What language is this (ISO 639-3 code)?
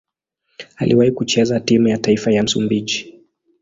swa